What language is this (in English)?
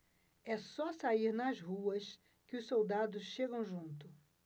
Portuguese